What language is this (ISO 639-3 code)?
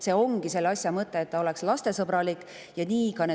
est